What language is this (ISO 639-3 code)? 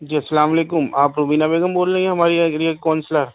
urd